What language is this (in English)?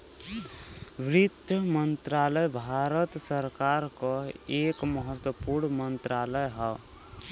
Bhojpuri